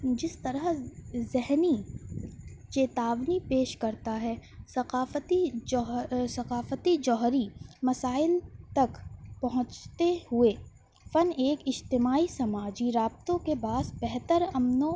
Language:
Urdu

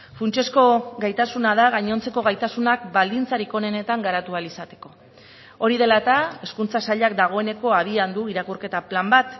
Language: Basque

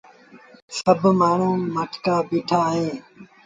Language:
Sindhi Bhil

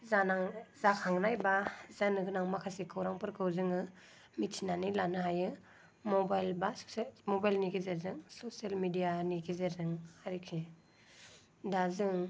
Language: Bodo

